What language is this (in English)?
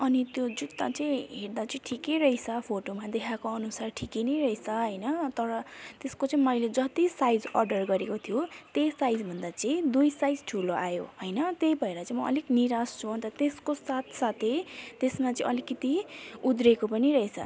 Nepali